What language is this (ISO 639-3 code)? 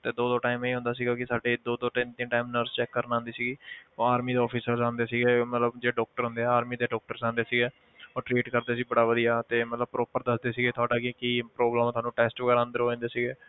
pan